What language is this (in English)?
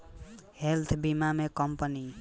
Bhojpuri